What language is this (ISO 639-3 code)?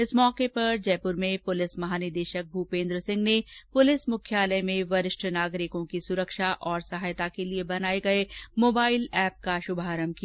hin